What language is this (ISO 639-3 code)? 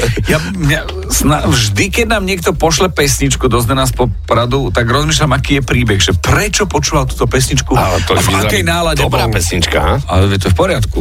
slk